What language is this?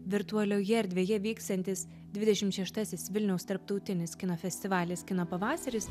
Lithuanian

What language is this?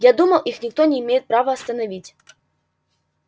Russian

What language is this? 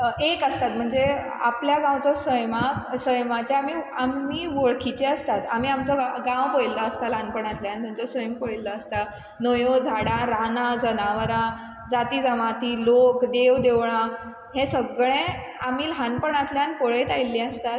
Konkani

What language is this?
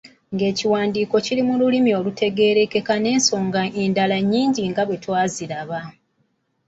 Ganda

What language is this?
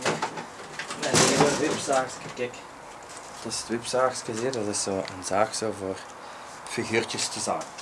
Dutch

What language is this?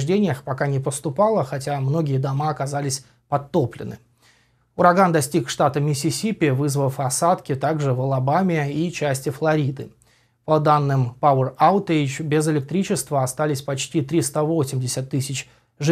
Russian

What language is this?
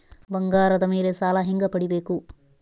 Kannada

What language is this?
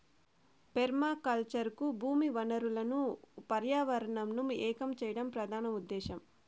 Telugu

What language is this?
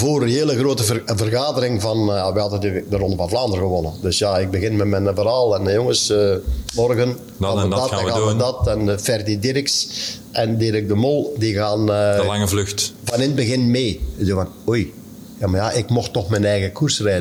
Dutch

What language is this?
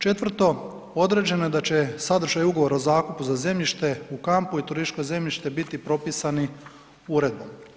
Croatian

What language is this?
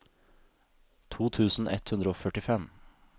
Norwegian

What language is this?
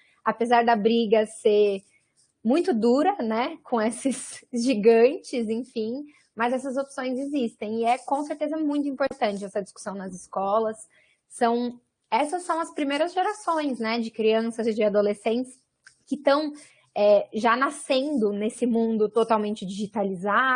Portuguese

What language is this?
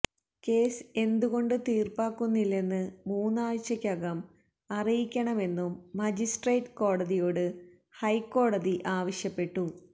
Malayalam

